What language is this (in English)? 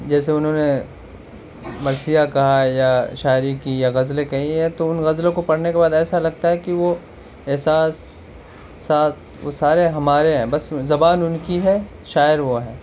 Urdu